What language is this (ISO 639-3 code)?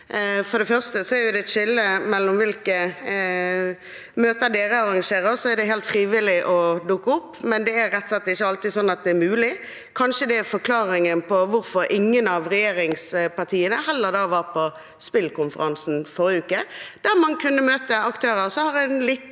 nor